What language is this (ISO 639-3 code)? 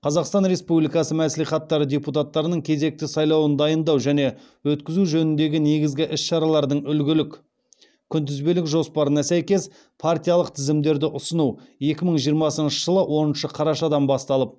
kaz